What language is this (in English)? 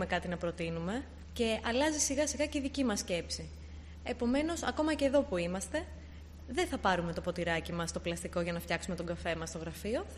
Greek